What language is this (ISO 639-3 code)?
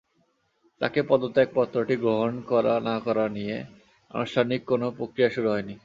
ben